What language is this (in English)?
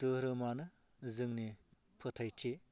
Bodo